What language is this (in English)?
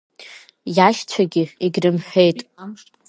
Abkhazian